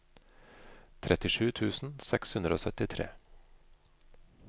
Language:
Norwegian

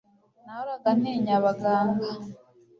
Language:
Kinyarwanda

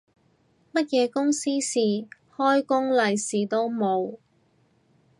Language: Cantonese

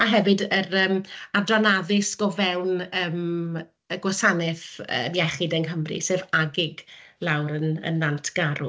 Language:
Welsh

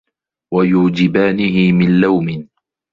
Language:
Arabic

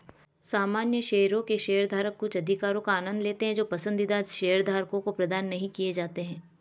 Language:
Hindi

